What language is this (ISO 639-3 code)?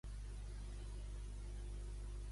cat